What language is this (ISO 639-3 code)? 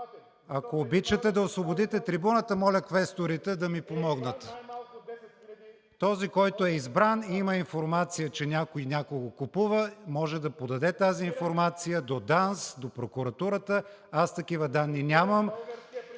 bul